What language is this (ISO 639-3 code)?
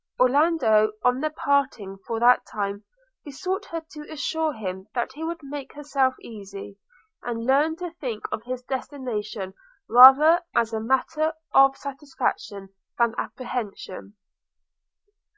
eng